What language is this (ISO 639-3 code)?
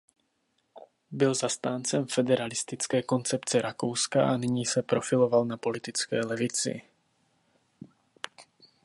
ces